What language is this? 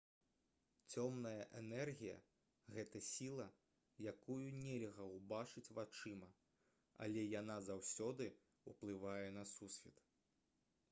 Belarusian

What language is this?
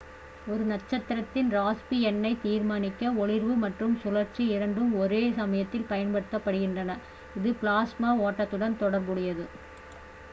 Tamil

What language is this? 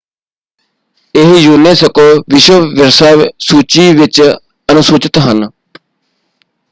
Punjabi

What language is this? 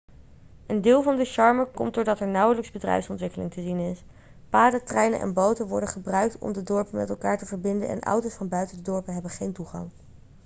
Dutch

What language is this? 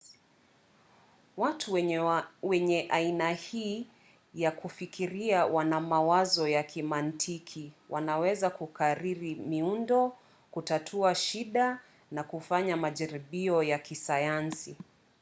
Swahili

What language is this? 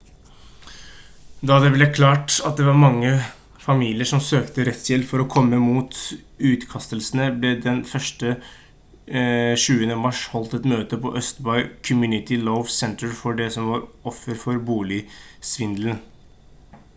Norwegian Bokmål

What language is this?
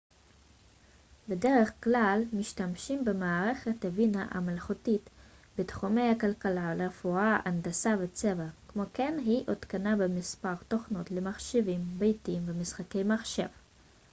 Hebrew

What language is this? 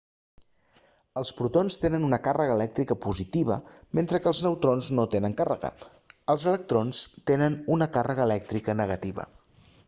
Catalan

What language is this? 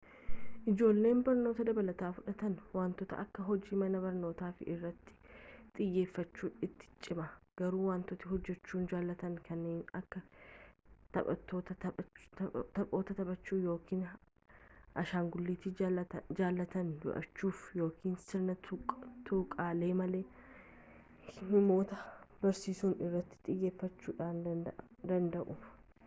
Oromo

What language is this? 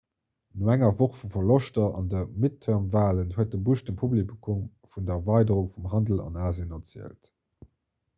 Luxembourgish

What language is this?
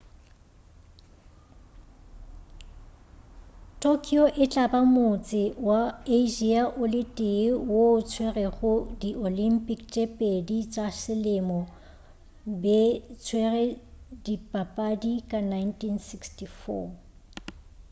Northern Sotho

